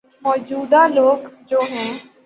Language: Urdu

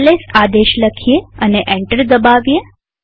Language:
Gujarati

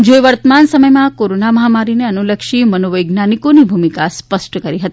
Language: Gujarati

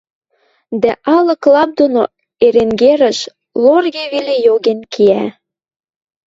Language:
Western Mari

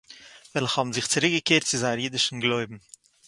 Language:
Yiddish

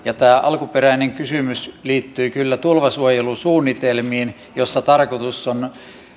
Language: Finnish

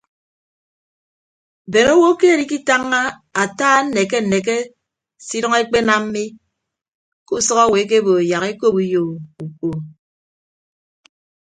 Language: Ibibio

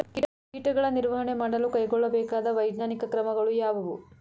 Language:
Kannada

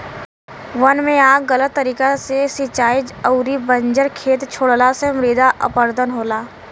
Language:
Bhojpuri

